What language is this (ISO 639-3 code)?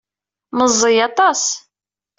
kab